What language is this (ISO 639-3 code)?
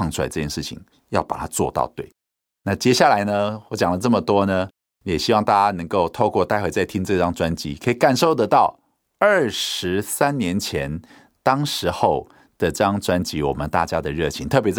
zho